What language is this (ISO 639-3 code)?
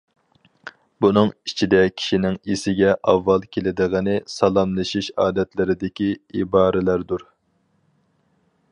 uig